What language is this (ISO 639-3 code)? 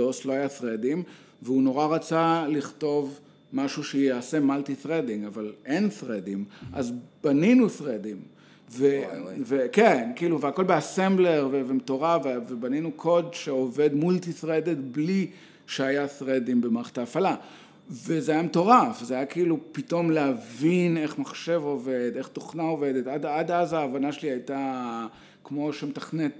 heb